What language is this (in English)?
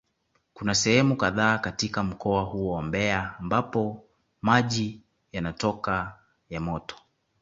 Swahili